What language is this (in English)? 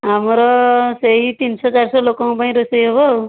Odia